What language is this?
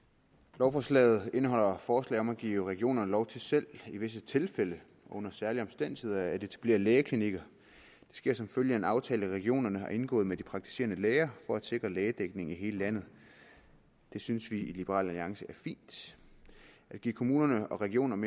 Danish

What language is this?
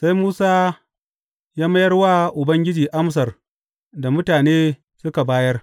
Hausa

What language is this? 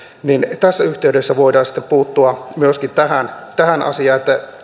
Finnish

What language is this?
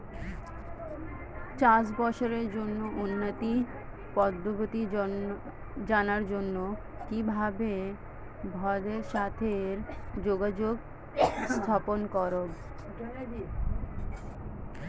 Bangla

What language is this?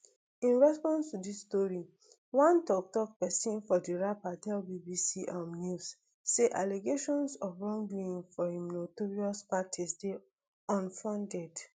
Nigerian Pidgin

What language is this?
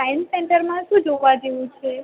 Gujarati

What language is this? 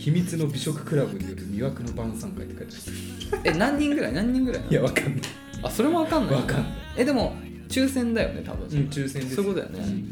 Japanese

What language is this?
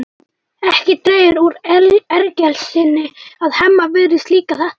Icelandic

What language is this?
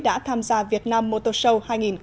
Vietnamese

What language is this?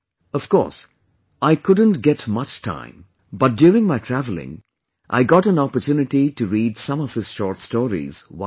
English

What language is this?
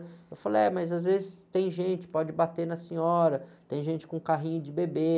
Portuguese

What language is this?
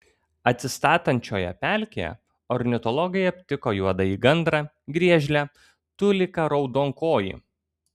Lithuanian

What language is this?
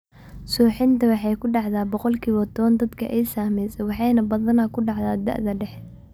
Somali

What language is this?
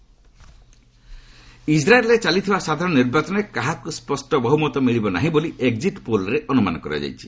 Odia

